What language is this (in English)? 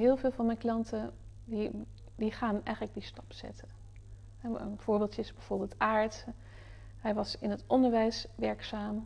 Dutch